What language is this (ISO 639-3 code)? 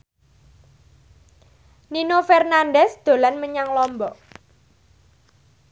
jav